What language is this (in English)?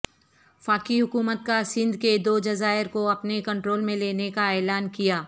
Urdu